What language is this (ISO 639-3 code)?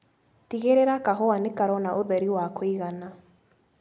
kik